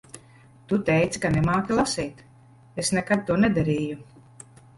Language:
Latvian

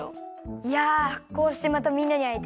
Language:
Japanese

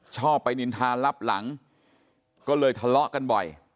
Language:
Thai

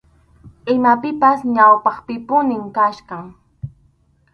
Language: Arequipa-La Unión Quechua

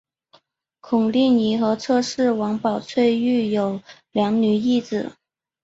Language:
Chinese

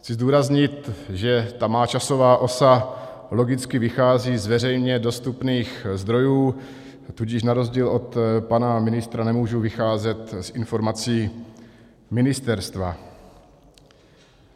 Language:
Czech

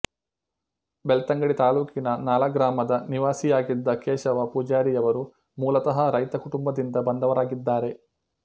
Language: Kannada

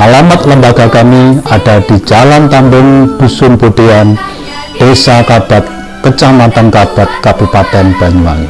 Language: Indonesian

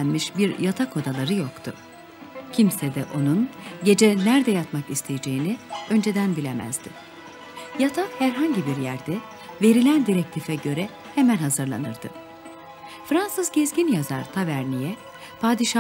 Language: Turkish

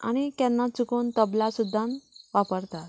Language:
Konkani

